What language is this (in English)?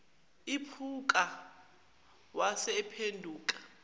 Zulu